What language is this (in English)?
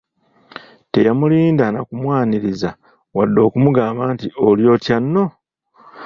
Ganda